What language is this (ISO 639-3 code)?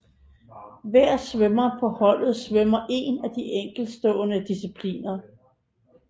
dan